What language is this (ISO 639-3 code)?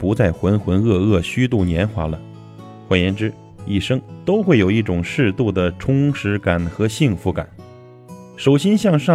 zho